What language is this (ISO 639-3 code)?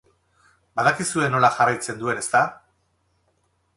eus